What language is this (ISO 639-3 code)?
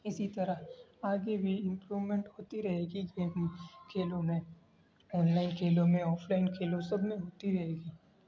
urd